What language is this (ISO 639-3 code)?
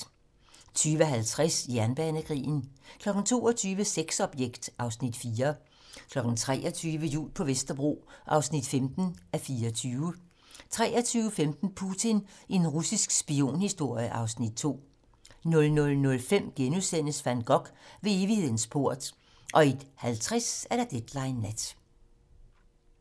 dan